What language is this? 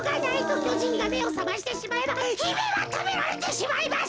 Japanese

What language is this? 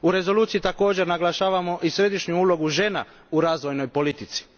Croatian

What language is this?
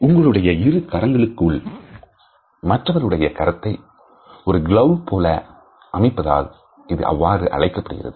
Tamil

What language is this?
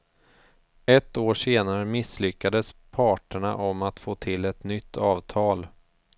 Swedish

